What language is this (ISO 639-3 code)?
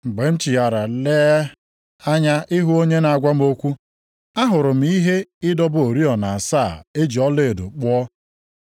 ibo